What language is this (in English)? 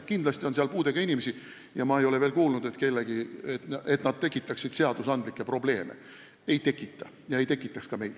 Estonian